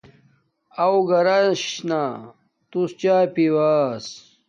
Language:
Domaaki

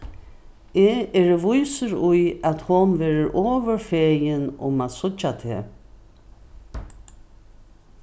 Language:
Faroese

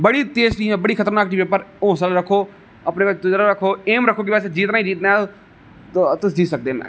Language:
Dogri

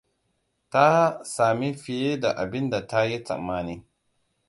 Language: Hausa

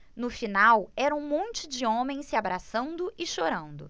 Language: Portuguese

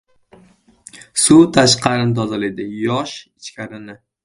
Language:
Uzbek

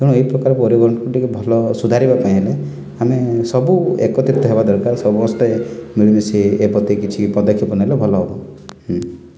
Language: Odia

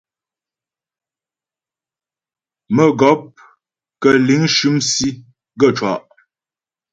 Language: Ghomala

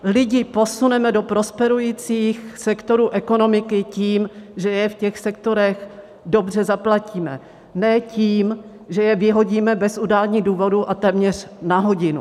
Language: Czech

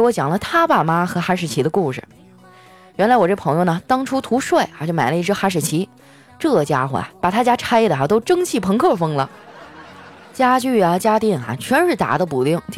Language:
Chinese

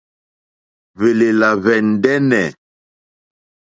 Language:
Mokpwe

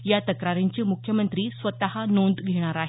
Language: Marathi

